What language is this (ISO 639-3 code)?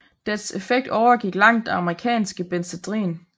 dan